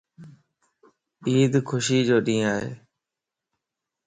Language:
Lasi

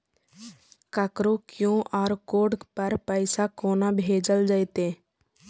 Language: Maithili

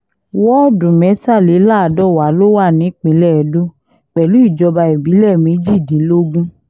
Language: Yoruba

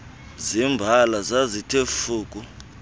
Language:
Xhosa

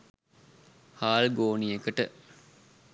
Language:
Sinhala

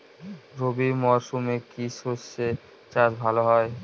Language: Bangla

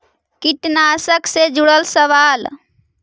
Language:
Magahi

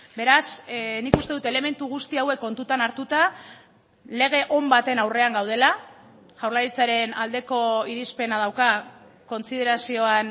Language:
Basque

